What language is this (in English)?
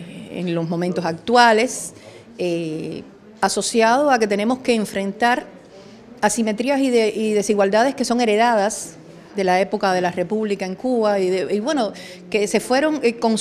Spanish